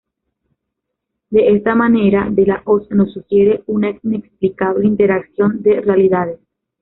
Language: Spanish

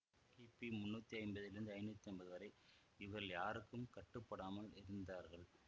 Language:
Tamil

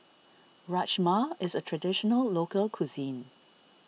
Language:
English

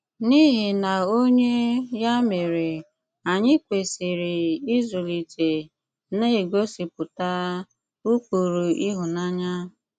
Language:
Igbo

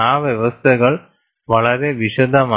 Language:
Malayalam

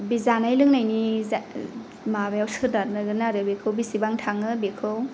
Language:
Bodo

